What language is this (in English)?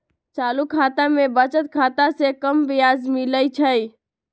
Magahi